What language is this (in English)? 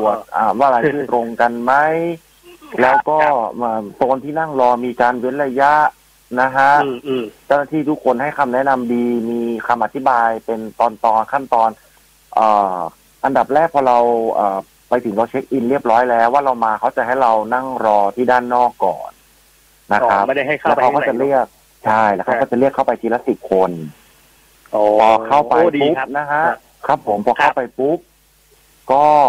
Thai